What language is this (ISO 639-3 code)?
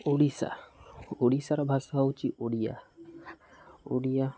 ori